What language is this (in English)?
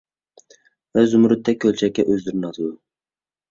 Uyghur